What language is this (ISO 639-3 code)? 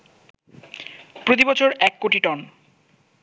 ben